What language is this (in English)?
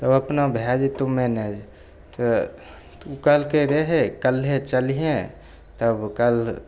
Maithili